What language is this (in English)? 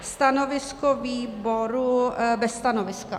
Czech